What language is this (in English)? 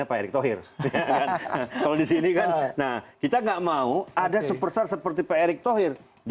Indonesian